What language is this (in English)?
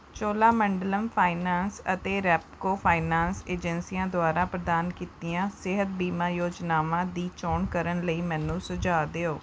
Punjabi